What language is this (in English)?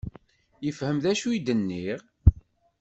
Kabyle